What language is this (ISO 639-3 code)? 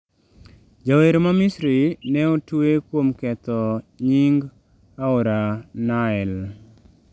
luo